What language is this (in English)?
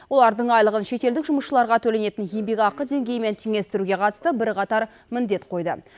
Kazakh